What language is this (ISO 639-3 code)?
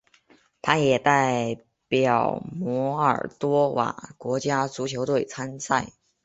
zho